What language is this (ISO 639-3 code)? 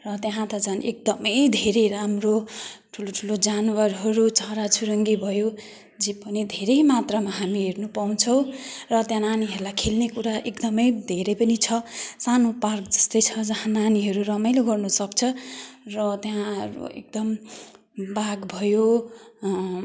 nep